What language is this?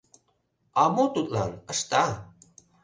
Mari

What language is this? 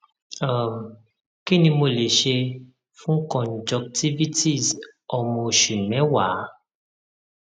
Yoruba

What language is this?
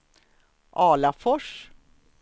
Swedish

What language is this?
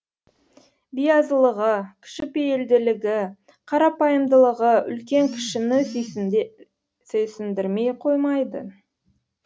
Kazakh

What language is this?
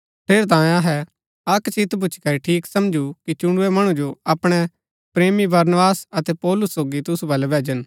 Gaddi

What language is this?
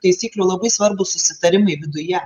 Lithuanian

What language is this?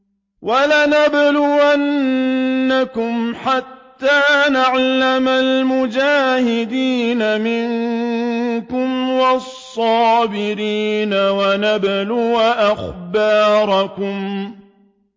Arabic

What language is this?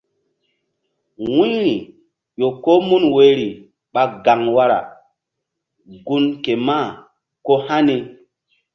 Mbum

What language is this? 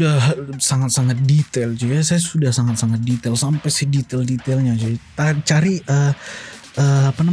Indonesian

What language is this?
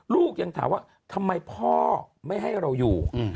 Thai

